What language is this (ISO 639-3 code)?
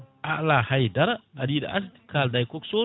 ful